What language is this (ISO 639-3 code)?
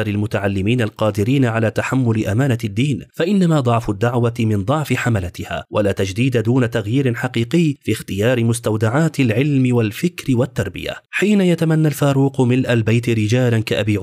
ara